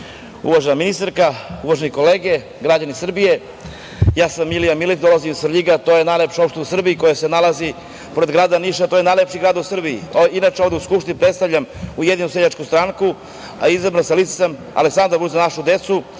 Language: Serbian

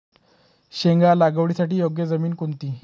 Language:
Marathi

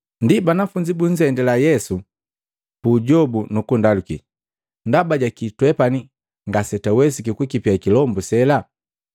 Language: Matengo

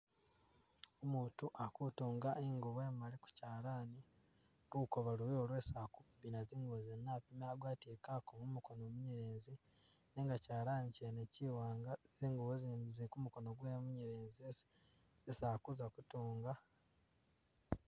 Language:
Masaaba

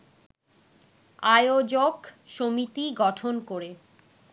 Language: Bangla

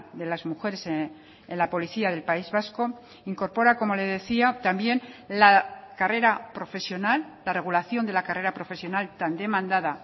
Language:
Spanish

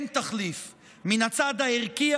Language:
Hebrew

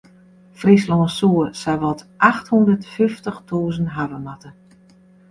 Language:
Western Frisian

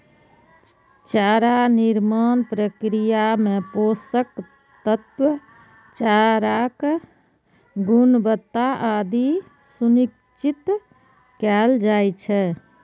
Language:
Maithili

